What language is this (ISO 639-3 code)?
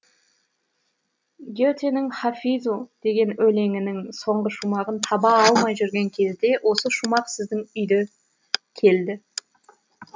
kaz